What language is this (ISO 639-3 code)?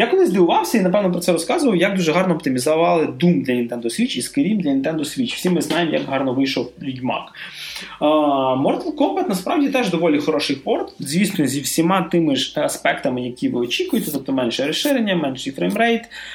ukr